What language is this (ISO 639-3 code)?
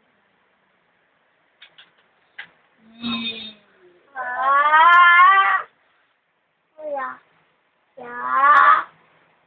fil